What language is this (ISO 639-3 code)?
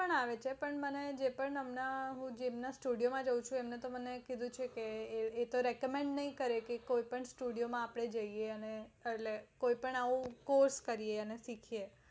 guj